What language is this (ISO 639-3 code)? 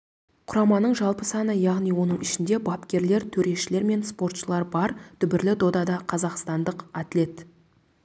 kaz